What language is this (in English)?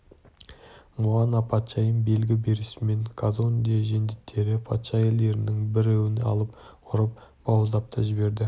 Kazakh